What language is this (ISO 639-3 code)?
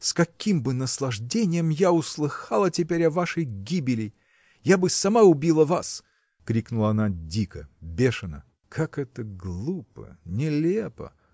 rus